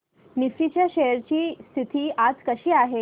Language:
Marathi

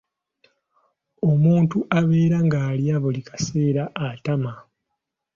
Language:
Ganda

